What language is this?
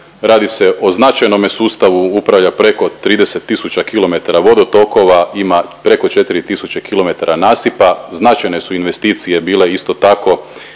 Croatian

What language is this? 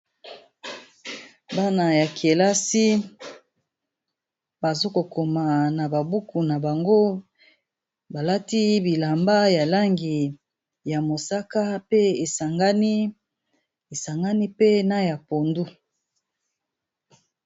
Lingala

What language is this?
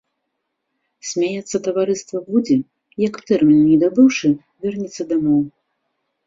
Belarusian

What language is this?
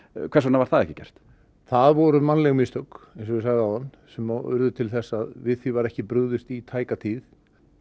Icelandic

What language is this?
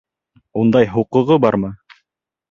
Bashkir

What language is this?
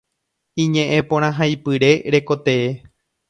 Guarani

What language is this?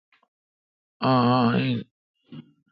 Kalkoti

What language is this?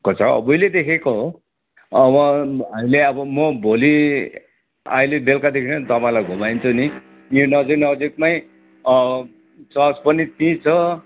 Nepali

